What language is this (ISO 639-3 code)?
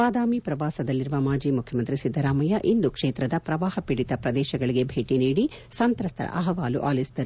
kan